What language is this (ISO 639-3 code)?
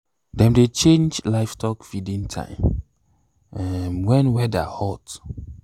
pcm